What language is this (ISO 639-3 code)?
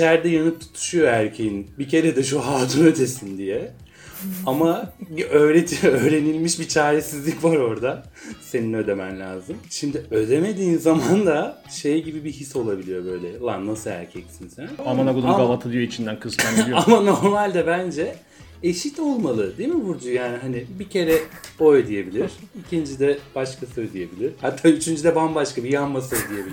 tur